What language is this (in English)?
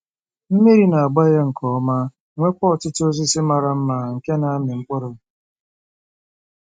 Igbo